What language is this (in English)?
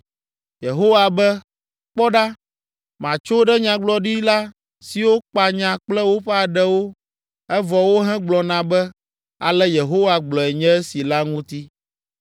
Ewe